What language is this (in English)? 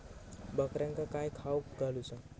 Marathi